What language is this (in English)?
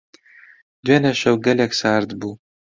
Central Kurdish